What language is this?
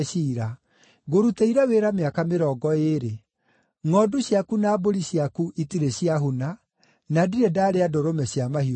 Kikuyu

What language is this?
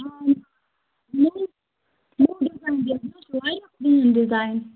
Kashmiri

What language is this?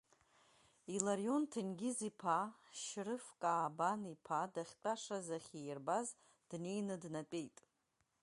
Abkhazian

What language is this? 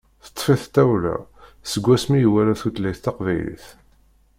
Kabyle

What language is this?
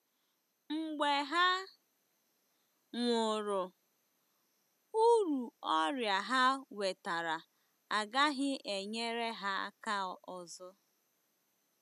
Igbo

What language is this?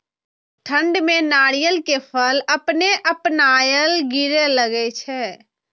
Maithili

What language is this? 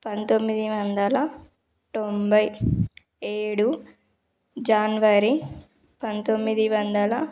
Telugu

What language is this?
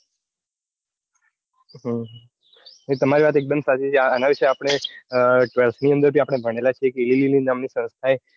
Gujarati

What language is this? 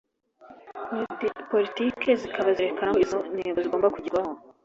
Kinyarwanda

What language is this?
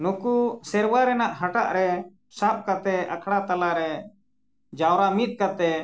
Santali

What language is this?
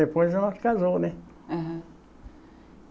Portuguese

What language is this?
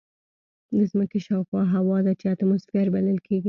Pashto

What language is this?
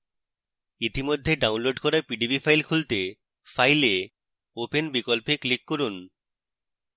Bangla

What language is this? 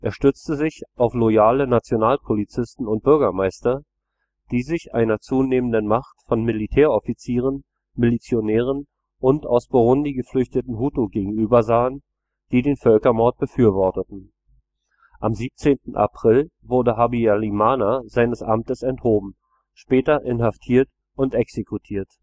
German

